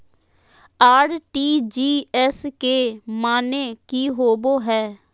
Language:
Magahi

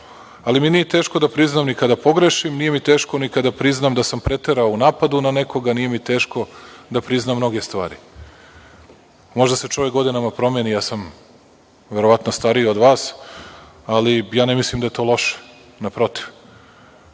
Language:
Serbian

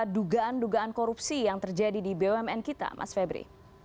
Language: Indonesian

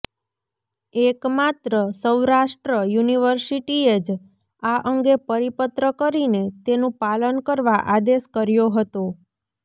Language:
Gujarati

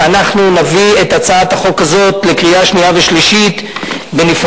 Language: Hebrew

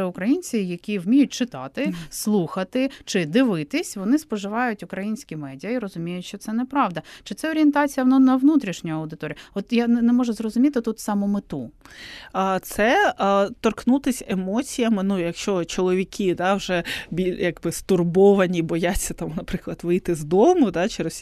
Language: Ukrainian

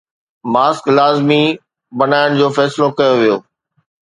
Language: Sindhi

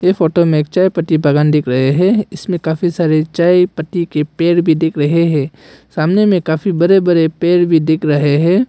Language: Hindi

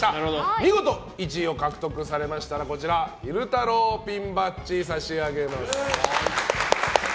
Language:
Japanese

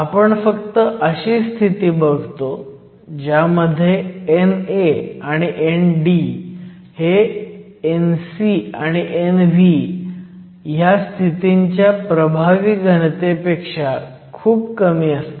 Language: Marathi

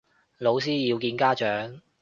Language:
Cantonese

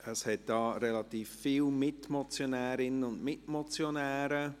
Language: Swiss German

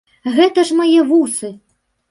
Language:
Belarusian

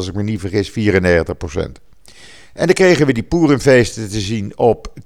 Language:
Dutch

